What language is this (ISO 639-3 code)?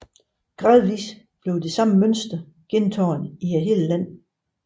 dan